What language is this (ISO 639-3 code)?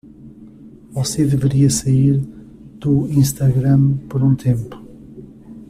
por